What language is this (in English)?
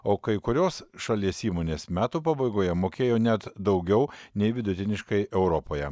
Lithuanian